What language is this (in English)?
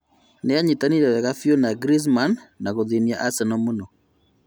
Kikuyu